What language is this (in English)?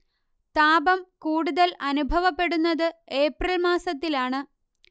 Malayalam